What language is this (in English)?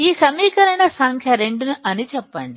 Telugu